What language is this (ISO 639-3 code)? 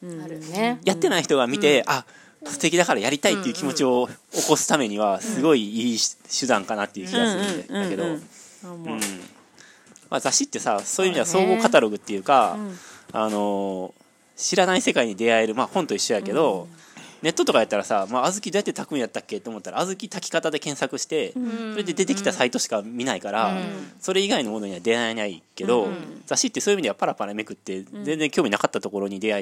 jpn